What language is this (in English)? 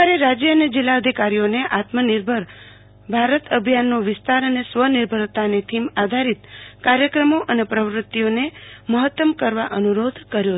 Gujarati